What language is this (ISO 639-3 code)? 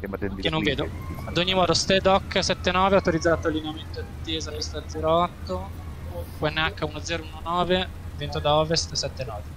ita